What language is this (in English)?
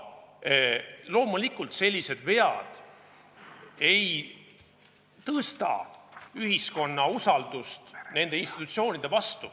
Estonian